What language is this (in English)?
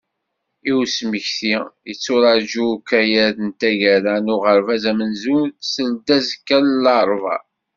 Kabyle